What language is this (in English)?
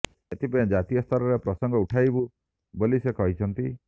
Odia